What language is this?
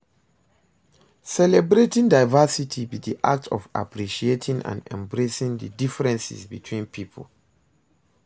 Nigerian Pidgin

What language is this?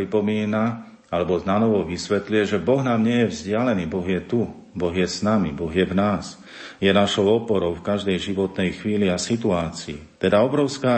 Slovak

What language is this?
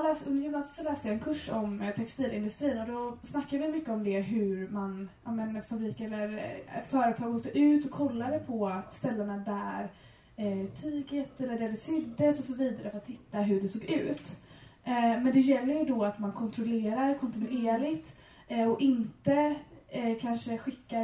Swedish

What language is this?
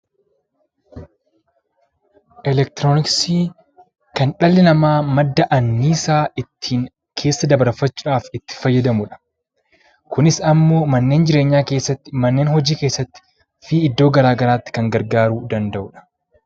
Oromo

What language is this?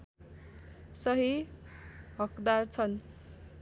Nepali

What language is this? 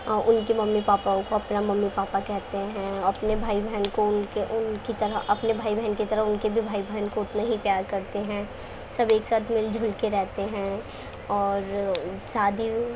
Urdu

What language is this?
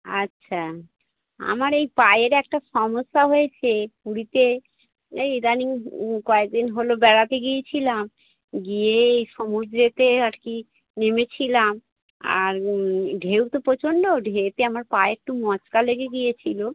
Bangla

